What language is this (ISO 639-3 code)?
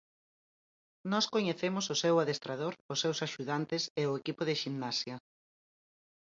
glg